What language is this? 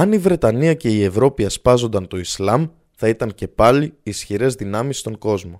Greek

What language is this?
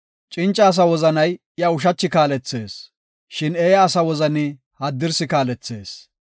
Gofa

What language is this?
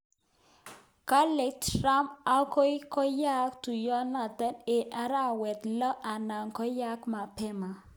Kalenjin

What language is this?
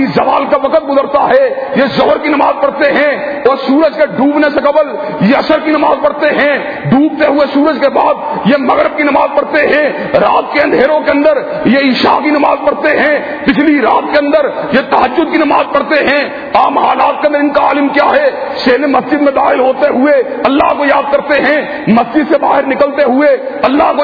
Urdu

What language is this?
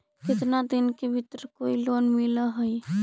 Magahi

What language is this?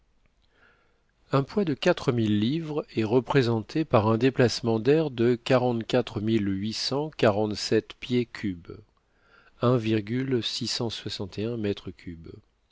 French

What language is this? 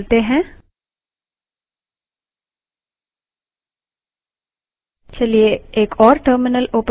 Hindi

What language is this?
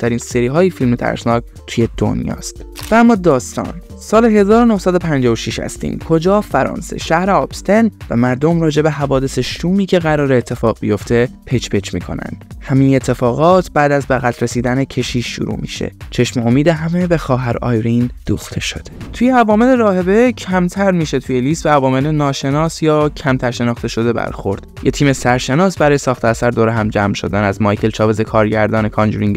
Persian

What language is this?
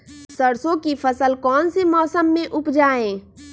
Magahi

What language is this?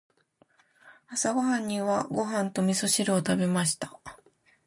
Japanese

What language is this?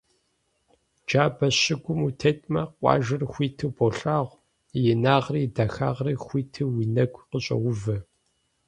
Kabardian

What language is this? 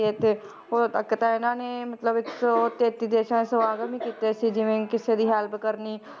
Punjabi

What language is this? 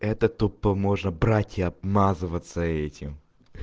Russian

